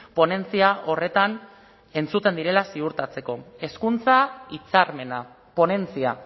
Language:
Basque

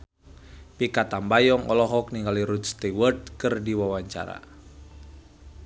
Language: Sundanese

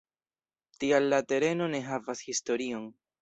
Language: Esperanto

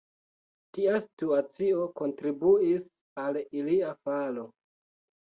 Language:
Esperanto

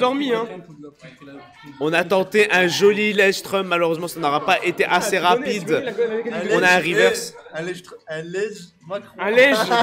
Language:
French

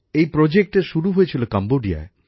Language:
Bangla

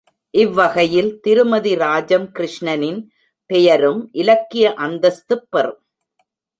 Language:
Tamil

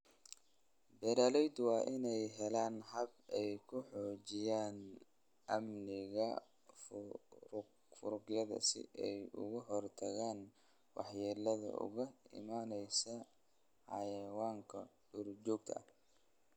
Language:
Somali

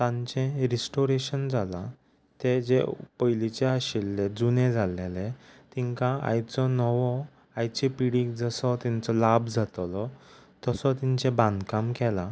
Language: Konkani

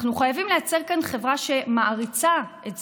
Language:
Hebrew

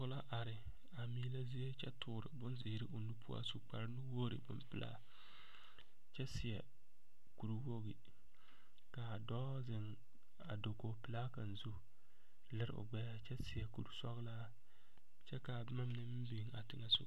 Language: Southern Dagaare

